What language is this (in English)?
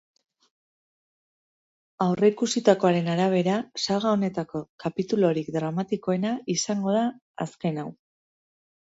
Basque